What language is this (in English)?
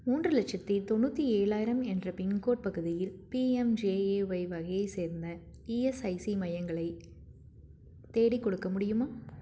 Tamil